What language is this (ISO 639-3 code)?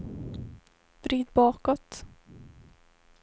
swe